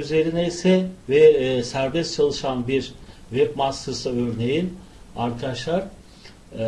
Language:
Turkish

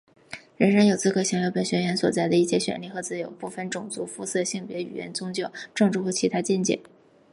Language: Chinese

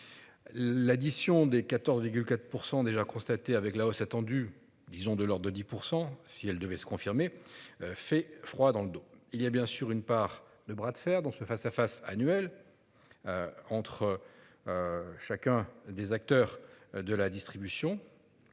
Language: French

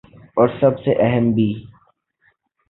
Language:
Urdu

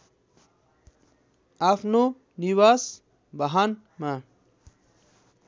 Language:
Nepali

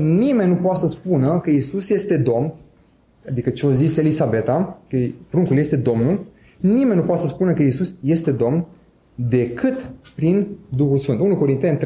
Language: Romanian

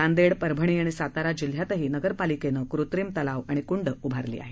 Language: Marathi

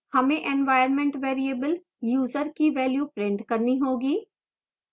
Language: Hindi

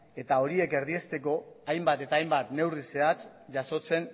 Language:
Basque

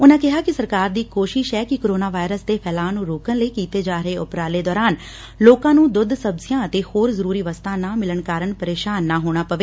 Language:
Punjabi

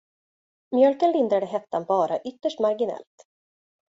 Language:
Swedish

